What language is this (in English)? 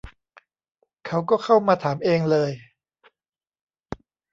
Thai